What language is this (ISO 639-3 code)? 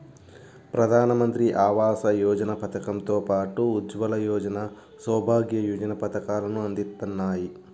tel